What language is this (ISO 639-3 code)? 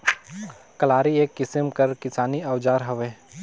hne